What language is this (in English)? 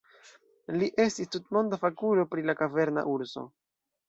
Esperanto